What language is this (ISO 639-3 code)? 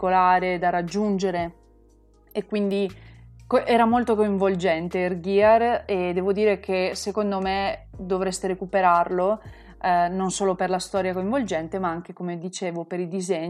ita